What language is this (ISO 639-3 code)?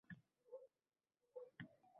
uzb